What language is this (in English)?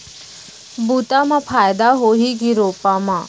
Chhattisgarhi